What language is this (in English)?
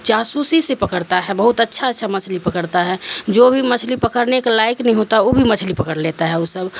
Urdu